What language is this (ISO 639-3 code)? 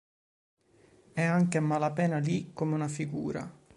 ita